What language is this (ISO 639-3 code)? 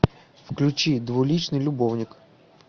rus